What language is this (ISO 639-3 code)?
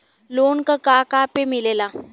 bho